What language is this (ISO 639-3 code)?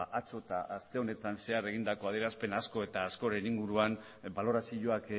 eus